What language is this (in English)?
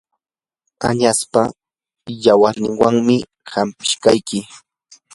Yanahuanca Pasco Quechua